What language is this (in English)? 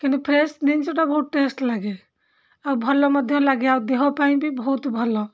Odia